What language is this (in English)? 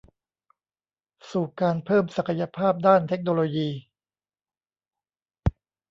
Thai